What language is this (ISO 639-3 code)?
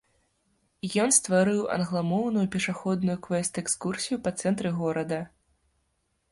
bel